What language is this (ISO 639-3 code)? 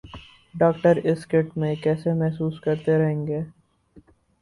urd